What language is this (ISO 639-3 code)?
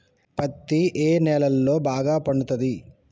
tel